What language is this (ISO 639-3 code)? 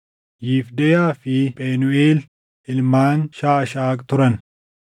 orm